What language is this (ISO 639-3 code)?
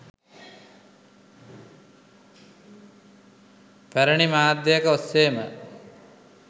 sin